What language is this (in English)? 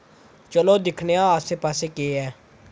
Dogri